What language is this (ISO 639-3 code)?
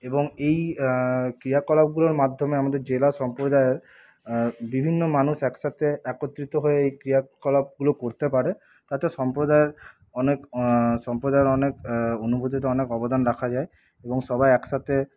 ben